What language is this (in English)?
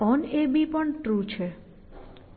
Gujarati